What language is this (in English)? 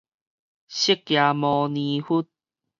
Min Nan Chinese